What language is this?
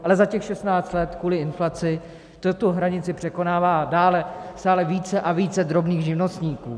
Czech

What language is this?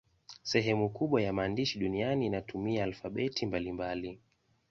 Swahili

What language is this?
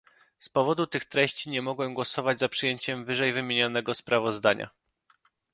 Polish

